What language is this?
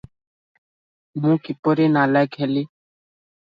Odia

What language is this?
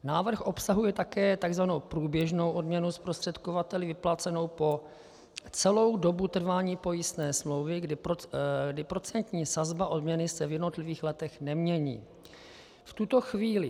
Czech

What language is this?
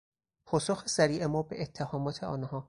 Persian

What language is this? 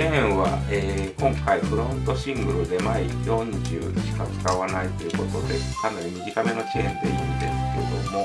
Japanese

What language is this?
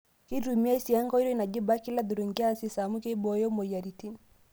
Masai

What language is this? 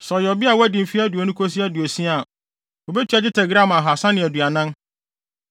Akan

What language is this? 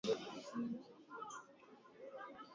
Swahili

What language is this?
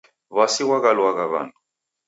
Taita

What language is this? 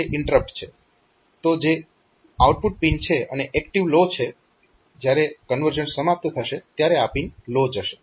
Gujarati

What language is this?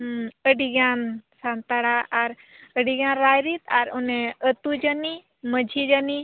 Santali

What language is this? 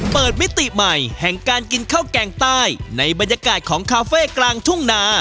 Thai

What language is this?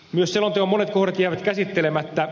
Finnish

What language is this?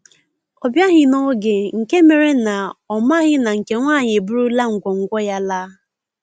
Igbo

